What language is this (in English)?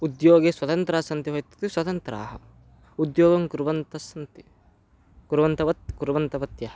Sanskrit